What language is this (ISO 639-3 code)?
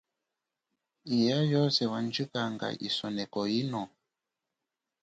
cjk